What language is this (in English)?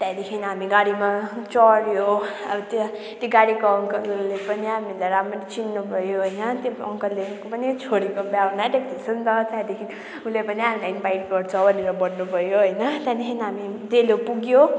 Nepali